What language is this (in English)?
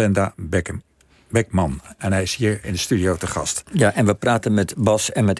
Dutch